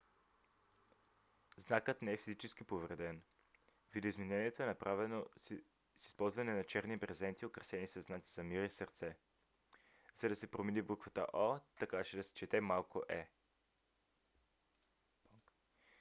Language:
Bulgarian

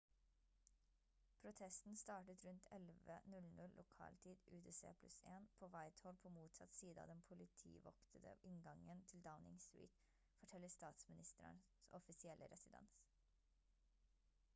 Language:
Norwegian Bokmål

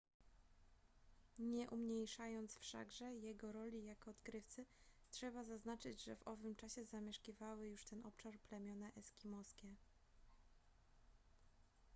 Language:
Polish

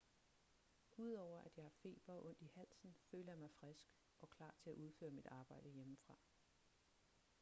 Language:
Danish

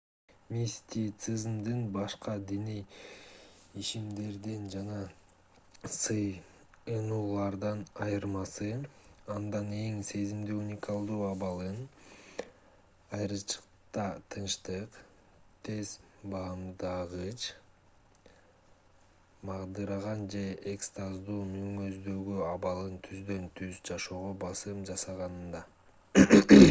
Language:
Kyrgyz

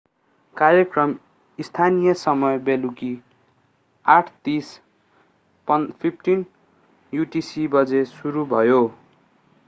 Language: Nepali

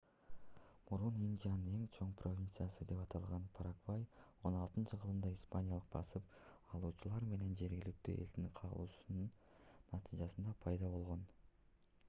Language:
Kyrgyz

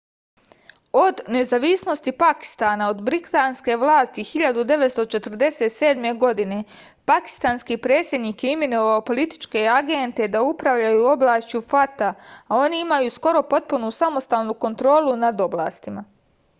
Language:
Serbian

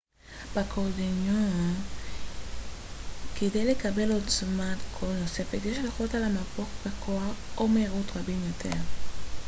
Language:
Hebrew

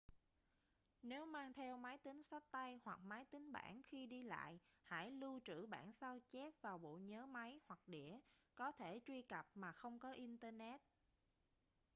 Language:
Vietnamese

